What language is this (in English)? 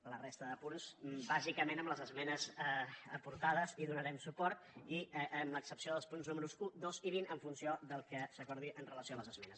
Catalan